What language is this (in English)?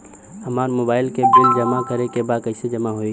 Bhojpuri